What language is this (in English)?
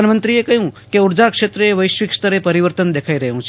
Gujarati